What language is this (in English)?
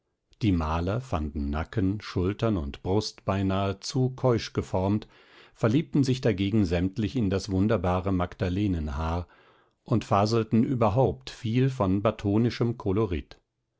German